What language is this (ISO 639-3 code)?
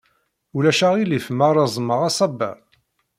kab